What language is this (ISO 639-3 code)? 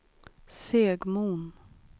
swe